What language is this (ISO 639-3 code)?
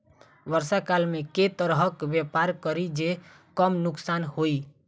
mai